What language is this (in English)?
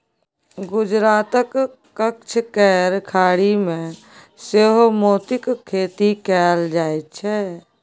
Maithili